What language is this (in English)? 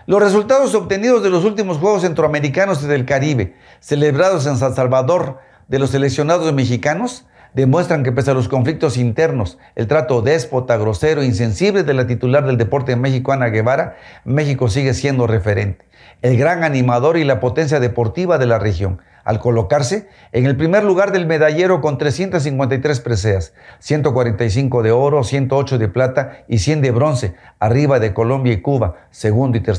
Spanish